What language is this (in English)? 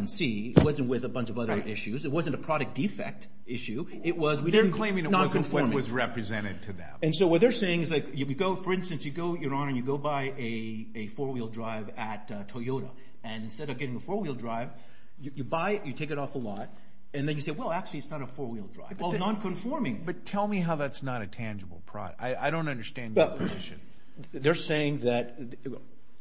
English